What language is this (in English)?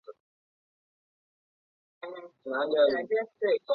Chinese